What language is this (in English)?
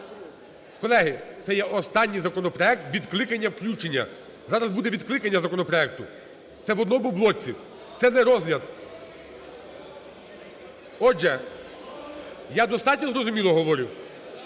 Ukrainian